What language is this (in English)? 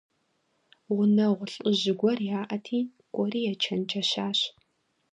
Kabardian